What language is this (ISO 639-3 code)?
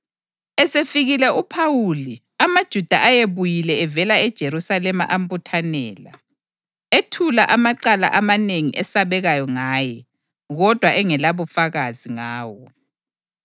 nde